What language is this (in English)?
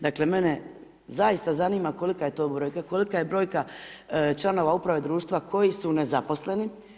Croatian